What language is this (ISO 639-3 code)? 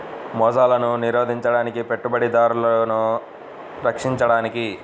tel